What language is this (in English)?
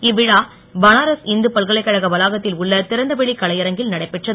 Tamil